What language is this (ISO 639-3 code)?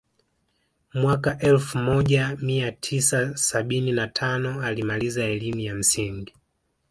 swa